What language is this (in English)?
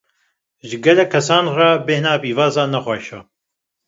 Kurdish